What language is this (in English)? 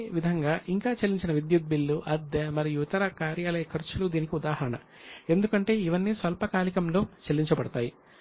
Telugu